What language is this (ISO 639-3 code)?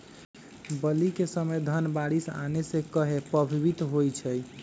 mag